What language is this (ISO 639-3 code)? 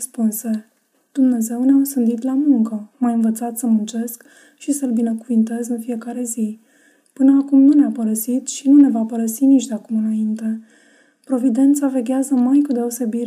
ron